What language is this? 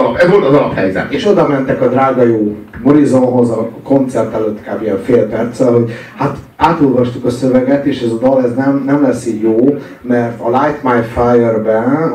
Hungarian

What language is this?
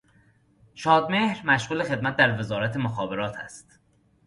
Persian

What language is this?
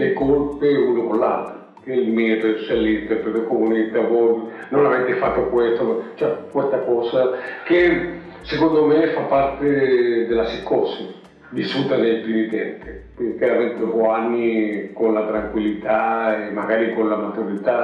Italian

